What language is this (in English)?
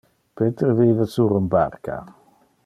Interlingua